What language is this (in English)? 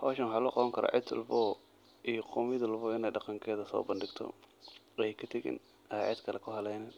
Somali